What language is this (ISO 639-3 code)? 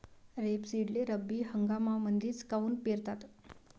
mar